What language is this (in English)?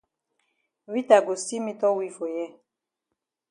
Cameroon Pidgin